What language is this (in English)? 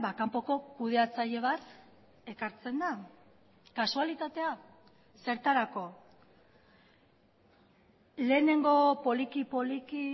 Basque